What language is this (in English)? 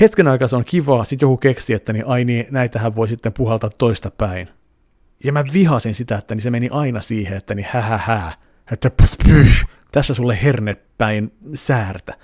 Finnish